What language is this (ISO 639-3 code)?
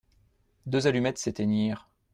fra